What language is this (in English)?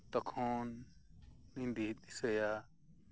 Santali